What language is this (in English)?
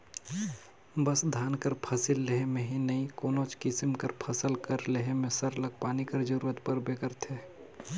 Chhattisgarhi